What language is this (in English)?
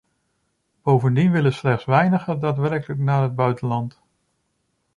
Dutch